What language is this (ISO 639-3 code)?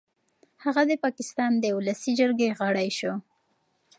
pus